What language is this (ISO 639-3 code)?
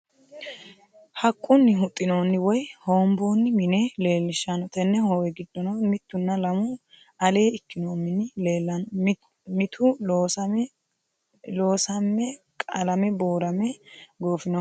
sid